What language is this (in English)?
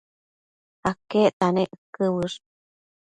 Matsés